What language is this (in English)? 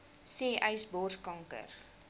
Afrikaans